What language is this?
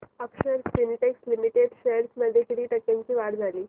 Marathi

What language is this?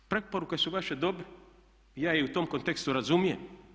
Croatian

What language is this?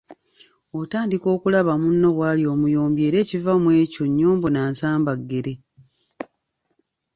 Ganda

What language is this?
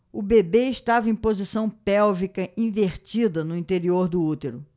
Portuguese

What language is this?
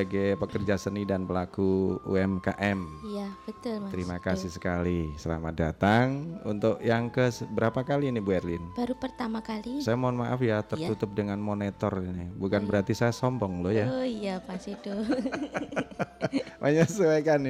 Indonesian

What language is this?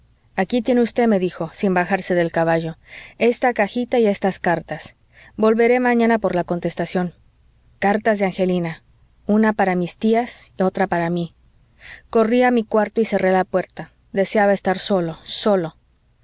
Spanish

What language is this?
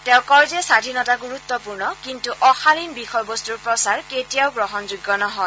Assamese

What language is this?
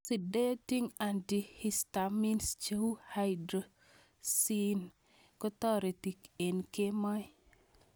Kalenjin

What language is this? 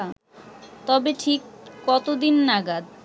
Bangla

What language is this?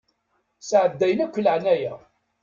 Kabyle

